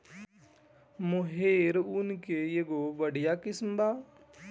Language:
Bhojpuri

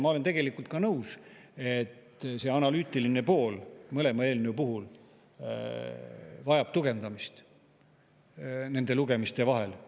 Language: Estonian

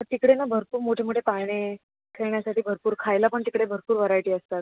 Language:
Marathi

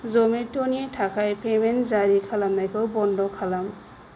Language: Bodo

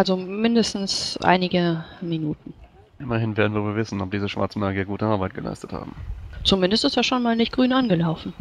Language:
German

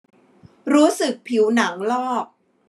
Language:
Thai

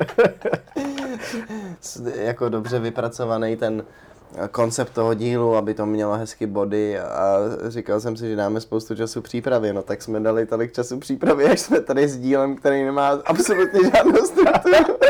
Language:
Czech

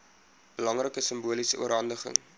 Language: Afrikaans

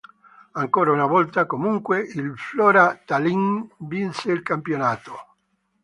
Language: Italian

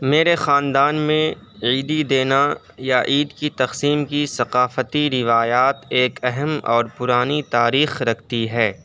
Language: Urdu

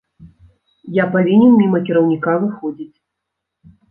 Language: Belarusian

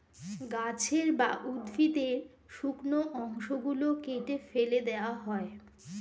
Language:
Bangla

